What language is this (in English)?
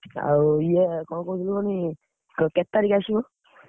Odia